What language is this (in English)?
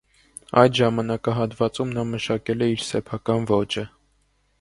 Armenian